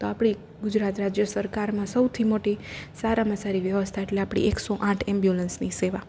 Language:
Gujarati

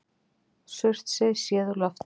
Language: Icelandic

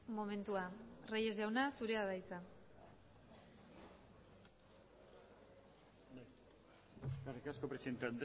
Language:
Basque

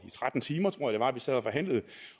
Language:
Danish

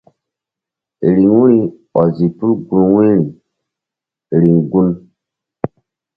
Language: Mbum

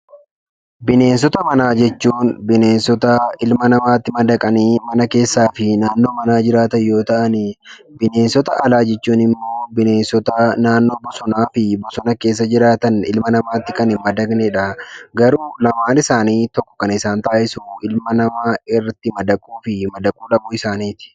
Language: Oromo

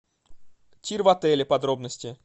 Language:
Russian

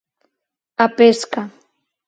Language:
Galician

